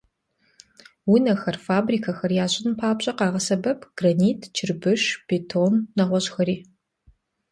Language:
Kabardian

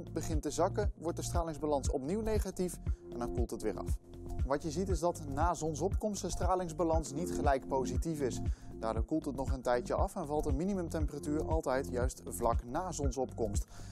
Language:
Dutch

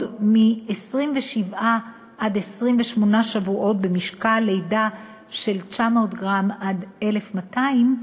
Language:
Hebrew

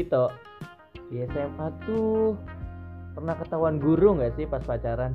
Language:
Indonesian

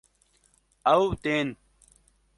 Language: Kurdish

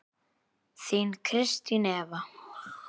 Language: Icelandic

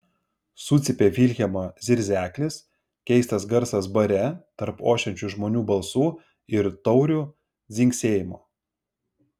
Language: Lithuanian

